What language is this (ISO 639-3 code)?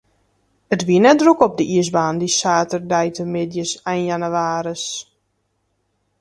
fry